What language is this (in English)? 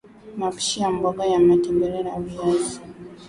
Swahili